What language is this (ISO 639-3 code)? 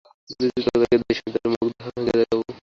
ben